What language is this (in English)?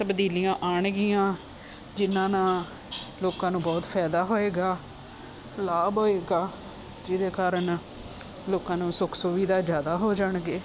Punjabi